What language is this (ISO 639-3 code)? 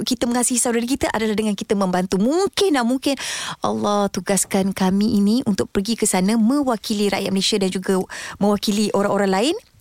msa